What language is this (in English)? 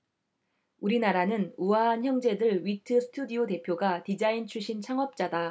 Korean